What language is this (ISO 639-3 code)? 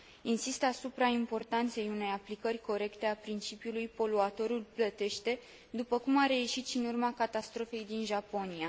ron